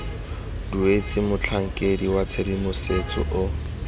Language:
Tswana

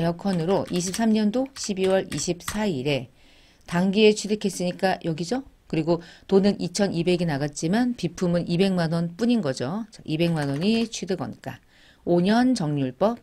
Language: Korean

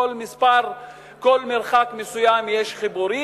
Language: Hebrew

